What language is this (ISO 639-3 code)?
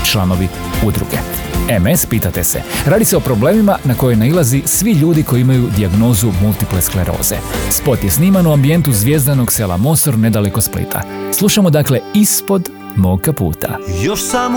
hrv